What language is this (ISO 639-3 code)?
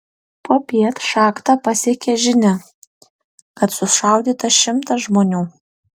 lit